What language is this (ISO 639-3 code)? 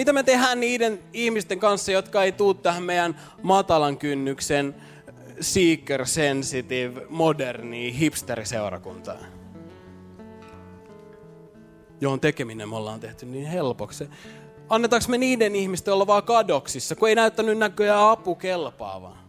fin